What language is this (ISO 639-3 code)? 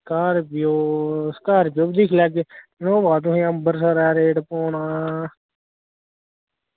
doi